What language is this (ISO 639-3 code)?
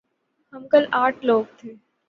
urd